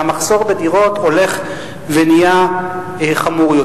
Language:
Hebrew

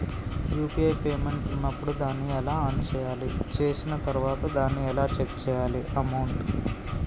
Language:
Telugu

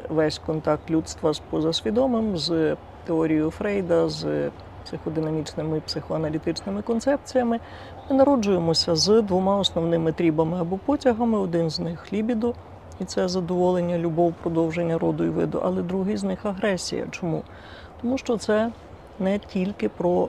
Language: Ukrainian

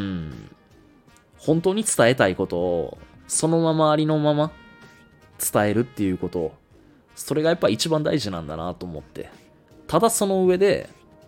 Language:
Japanese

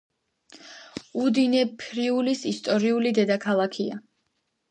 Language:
Georgian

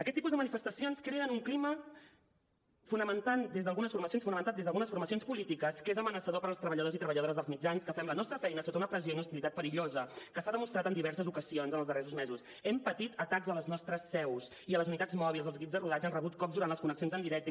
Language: Catalan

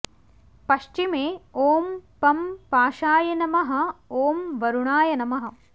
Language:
Sanskrit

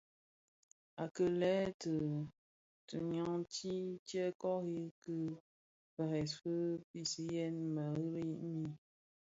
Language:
Bafia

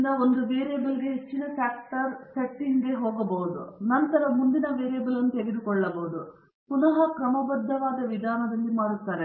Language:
Kannada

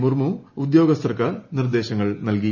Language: Malayalam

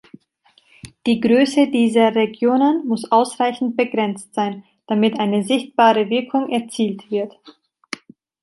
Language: German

